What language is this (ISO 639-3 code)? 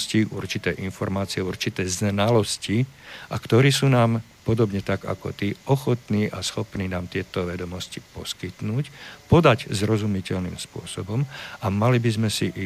slk